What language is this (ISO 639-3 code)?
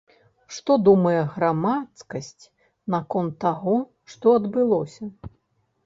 bel